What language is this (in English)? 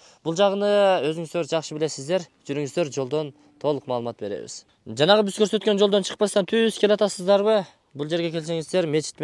Turkish